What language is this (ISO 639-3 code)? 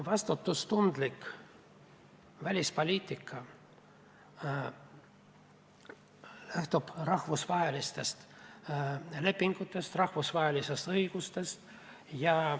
est